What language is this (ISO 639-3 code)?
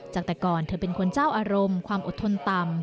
tha